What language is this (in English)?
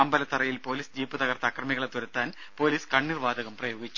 Malayalam